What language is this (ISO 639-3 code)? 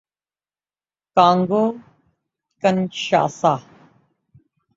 urd